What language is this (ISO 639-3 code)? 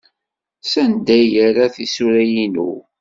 kab